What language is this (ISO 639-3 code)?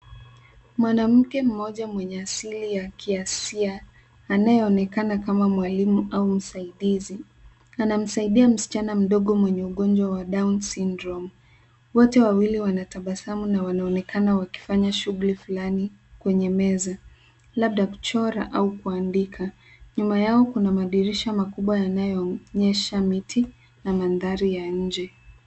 swa